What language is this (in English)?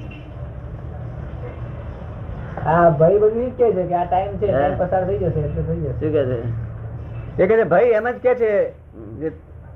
Gujarati